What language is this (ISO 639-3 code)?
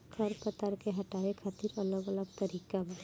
bho